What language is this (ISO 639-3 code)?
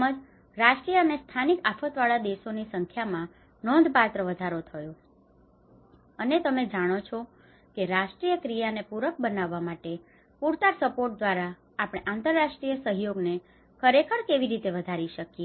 guj